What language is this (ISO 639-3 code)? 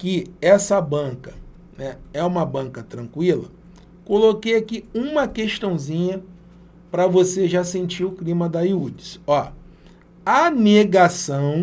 por